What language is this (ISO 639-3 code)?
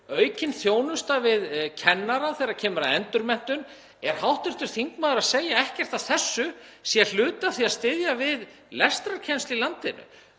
isl